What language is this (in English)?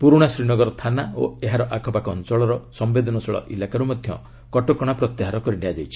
Odia